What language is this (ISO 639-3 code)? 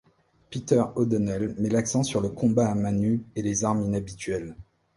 fra